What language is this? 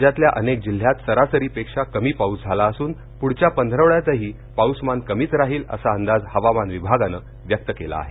Marathi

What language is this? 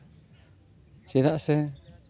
Santali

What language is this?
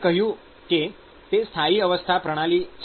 Gujarati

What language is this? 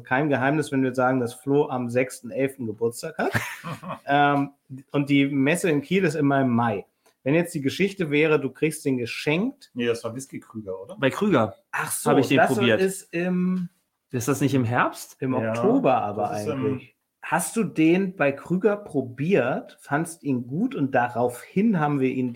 German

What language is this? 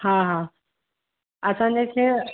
Sindhi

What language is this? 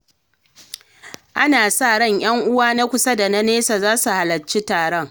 Hausa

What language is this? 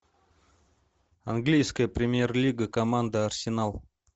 Russian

